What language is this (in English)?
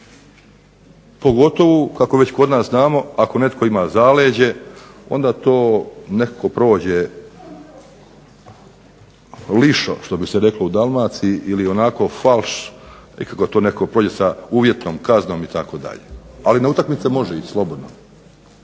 Croatian